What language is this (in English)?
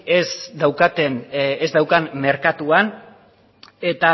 Basque